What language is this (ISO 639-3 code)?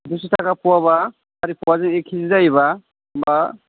brx